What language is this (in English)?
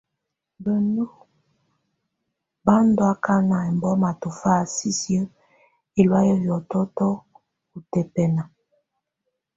Tunen